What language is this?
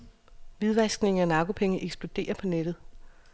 Danish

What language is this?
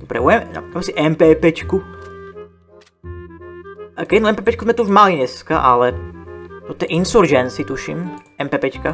Czech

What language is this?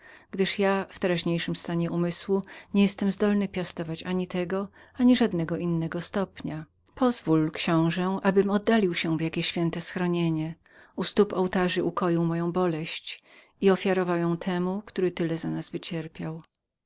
Polish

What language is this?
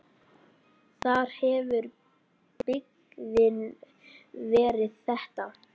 Icelandic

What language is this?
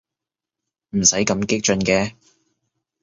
Cantonese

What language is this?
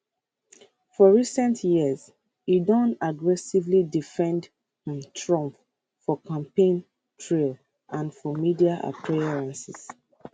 Nigerian Pidgin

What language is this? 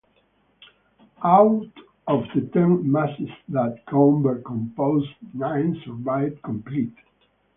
English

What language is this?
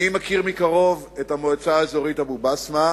Hebrew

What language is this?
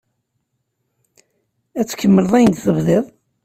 Kabyle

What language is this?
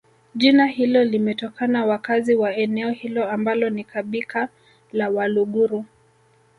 Swahili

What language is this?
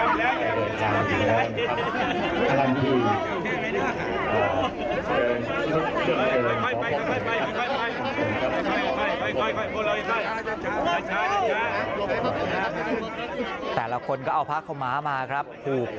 Thai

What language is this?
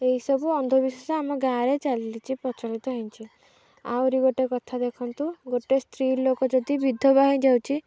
Odia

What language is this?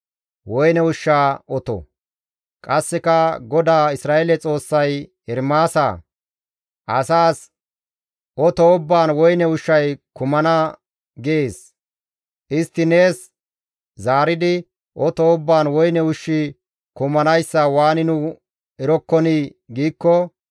Gamo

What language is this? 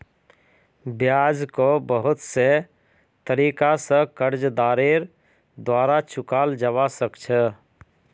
Magahi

